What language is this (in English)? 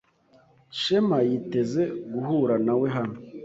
Kinyarwanda